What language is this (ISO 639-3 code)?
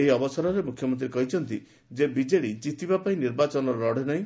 ori